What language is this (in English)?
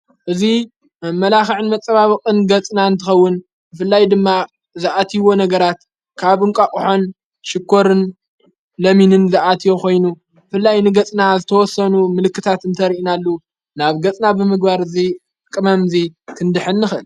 Tigrinya